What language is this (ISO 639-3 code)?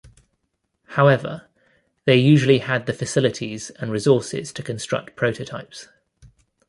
eng